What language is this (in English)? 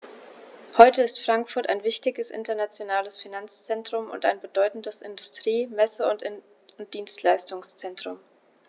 German